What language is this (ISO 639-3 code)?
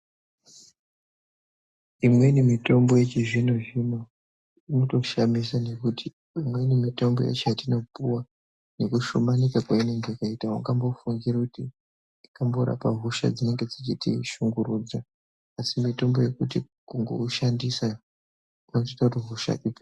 ndc